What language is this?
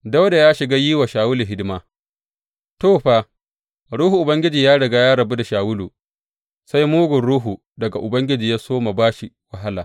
Hausa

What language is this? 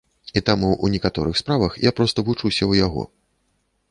Belarusian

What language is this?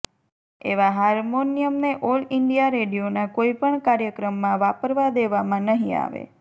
Gujarati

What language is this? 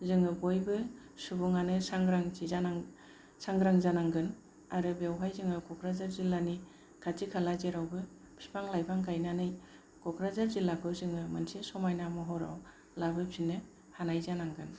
Bodo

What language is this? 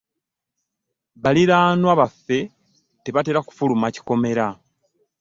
Ganda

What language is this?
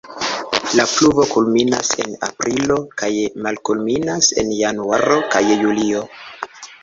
Esperanto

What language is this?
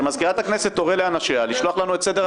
Hebrew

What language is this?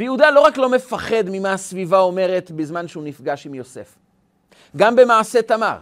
Hebrew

